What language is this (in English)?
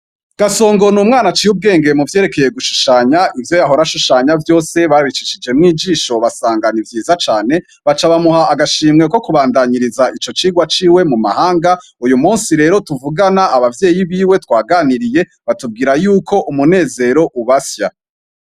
Rundi